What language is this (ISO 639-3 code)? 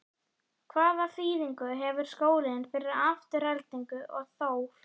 isl